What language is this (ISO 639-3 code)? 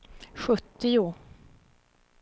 swe